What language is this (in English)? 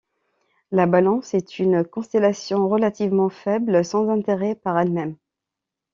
French